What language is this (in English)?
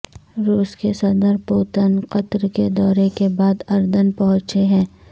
Urdu